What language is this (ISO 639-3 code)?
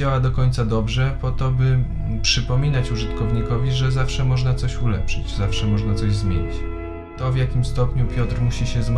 pol